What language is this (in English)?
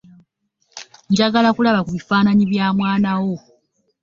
Ganda